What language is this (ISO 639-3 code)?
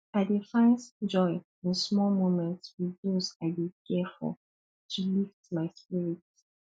pcm